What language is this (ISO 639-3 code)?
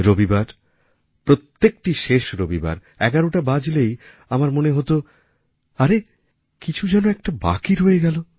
ben